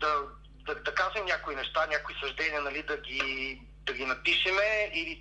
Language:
Bulgarian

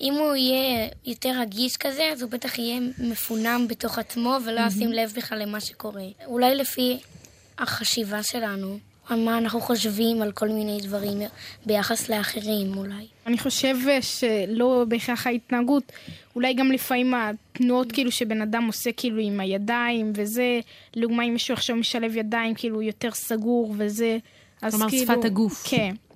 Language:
Hebrew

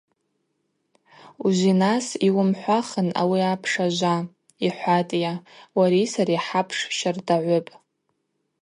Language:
Abaza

